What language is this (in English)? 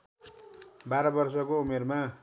Nepali